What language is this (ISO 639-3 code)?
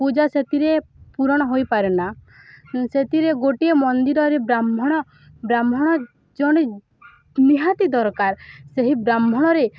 ori